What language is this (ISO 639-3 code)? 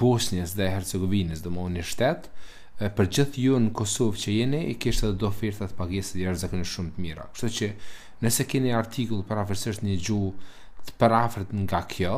ron